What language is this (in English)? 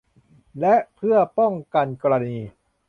Thai